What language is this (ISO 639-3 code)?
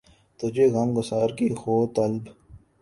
urd